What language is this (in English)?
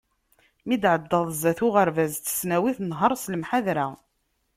Kabyle